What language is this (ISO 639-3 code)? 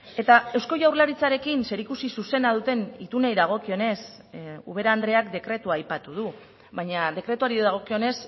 eus